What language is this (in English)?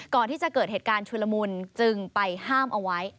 Thai